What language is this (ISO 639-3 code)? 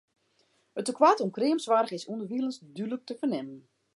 fry